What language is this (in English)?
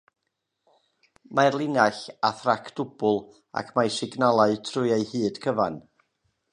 Welsh